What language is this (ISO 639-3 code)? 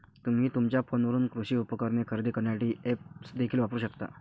mar